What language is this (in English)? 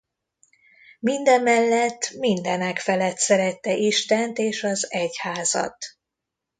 Hungarian